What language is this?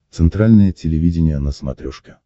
Russian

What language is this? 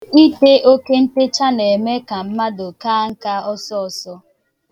Igbo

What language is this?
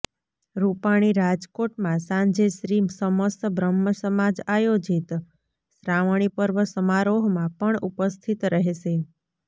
Gujarati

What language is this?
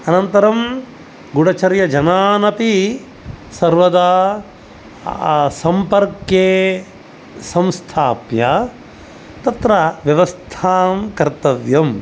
Sanskrit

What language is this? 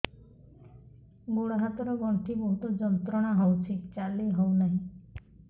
Odia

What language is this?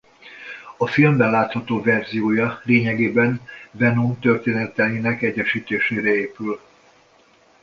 Hungarian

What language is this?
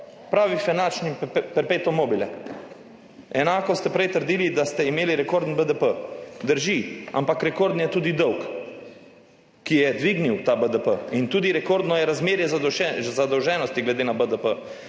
Slovenian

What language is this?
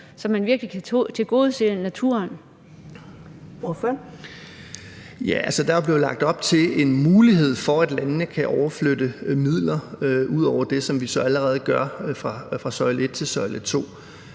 Danish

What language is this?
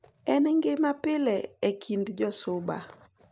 Luo (Kenya and Tanzania)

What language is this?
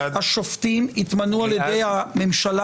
Hebrew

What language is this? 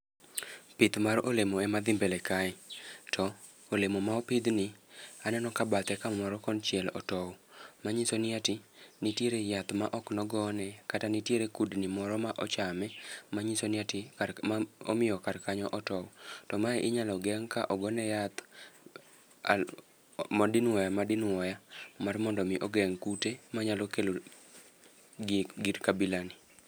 Luo (Kenya and Tanzania)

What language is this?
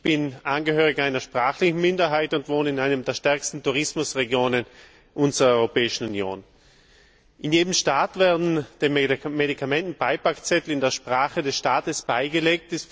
German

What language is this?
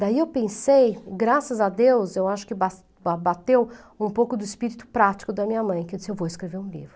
Portuguese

